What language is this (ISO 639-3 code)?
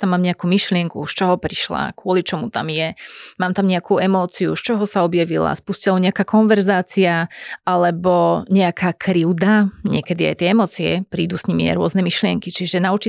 slk